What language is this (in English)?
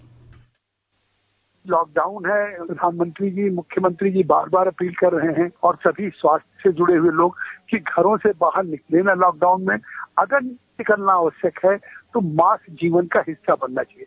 Hindi